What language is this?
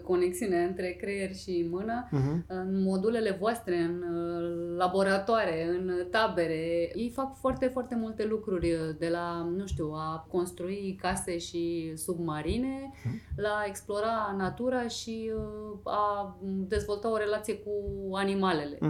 Romanian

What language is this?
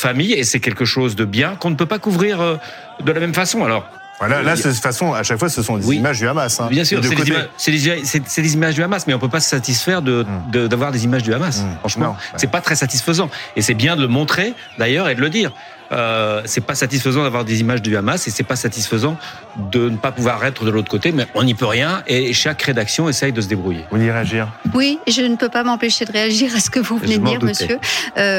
French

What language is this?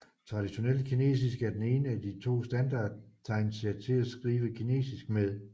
Danish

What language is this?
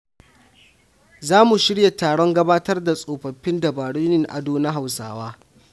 Hausa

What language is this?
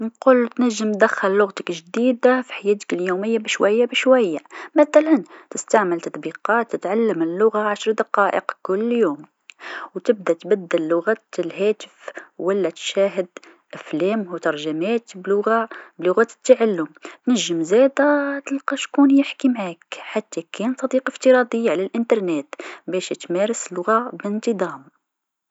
Tunisian Arabic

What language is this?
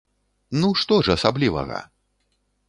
Belarusian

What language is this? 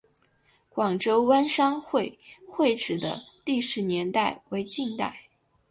Chinese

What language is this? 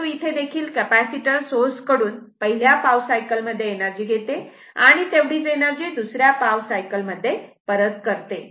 Marathi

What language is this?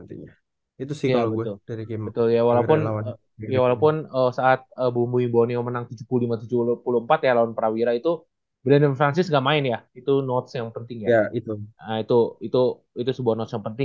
Indonesian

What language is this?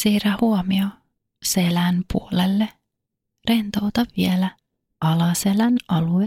Finnish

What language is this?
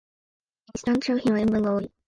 Japanese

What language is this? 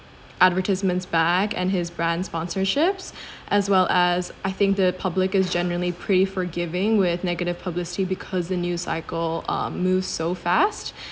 English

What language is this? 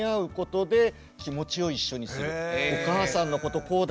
Japanese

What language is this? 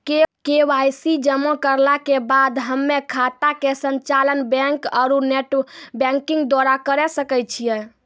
Maithili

